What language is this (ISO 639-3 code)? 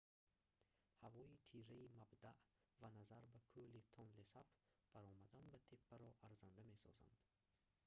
tgk